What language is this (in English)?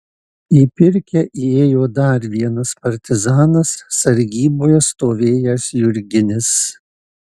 Lithuanian